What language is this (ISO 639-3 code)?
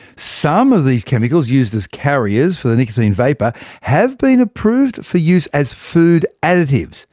eng